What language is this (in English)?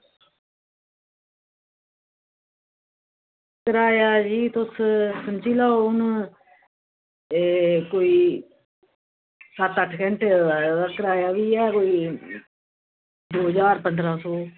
Dogri